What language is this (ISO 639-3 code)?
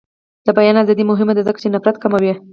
pus